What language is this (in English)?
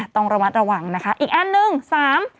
Thai